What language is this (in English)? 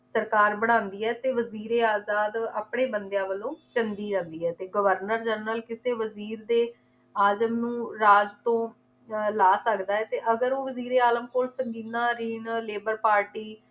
Punjabi